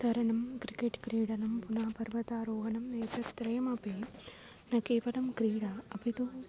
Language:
Sanskrit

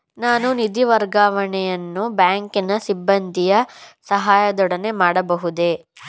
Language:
Kannada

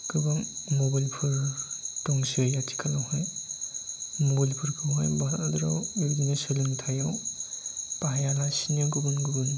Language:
Bodo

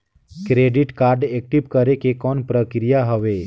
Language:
Chhattisgarhi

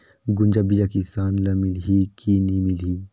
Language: Chhattisgarhi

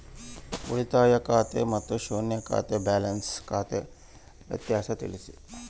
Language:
Kannada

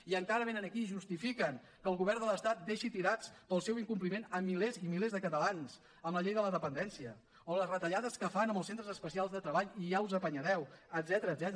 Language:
Catalan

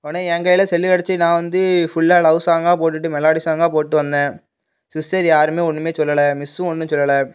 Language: Tamil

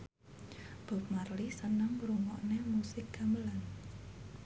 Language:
Javanese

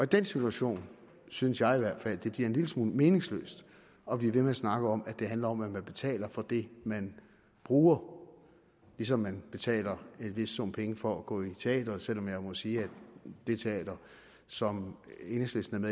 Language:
Danish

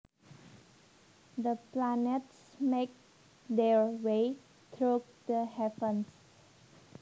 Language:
Javanese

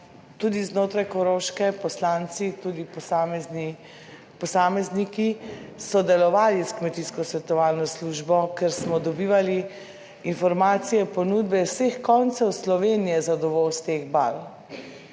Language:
Slovenian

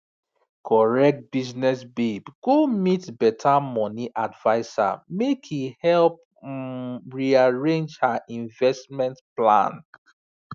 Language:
Nigerian Pidgin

